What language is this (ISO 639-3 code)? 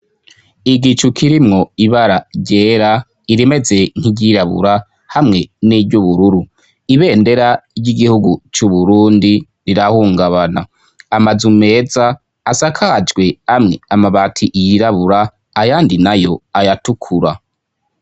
run